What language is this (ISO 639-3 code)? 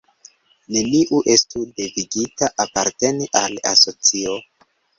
epo